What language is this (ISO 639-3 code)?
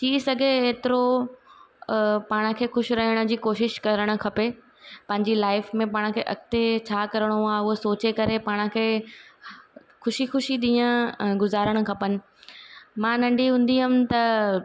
snd